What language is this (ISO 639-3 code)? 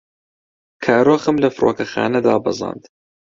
ckb